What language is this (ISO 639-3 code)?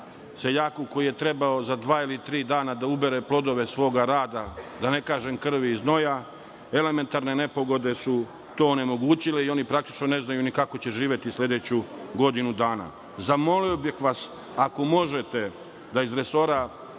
srp